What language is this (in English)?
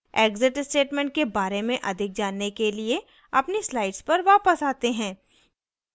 Hindi